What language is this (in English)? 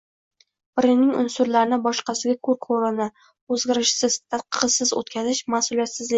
Uzbek